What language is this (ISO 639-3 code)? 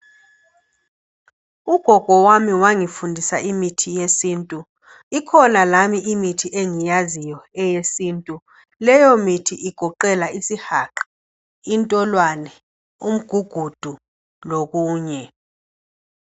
nde